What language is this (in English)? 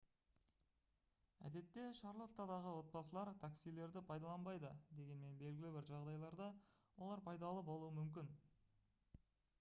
Kazakh